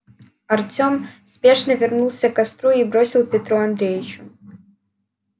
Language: Russian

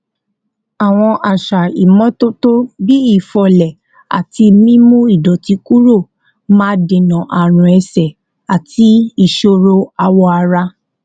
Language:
Yoruba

